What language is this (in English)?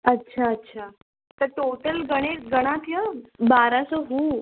Sindhi